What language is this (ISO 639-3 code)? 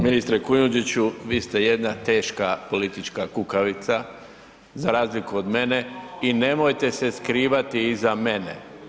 hrv